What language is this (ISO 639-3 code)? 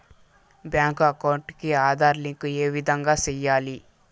tel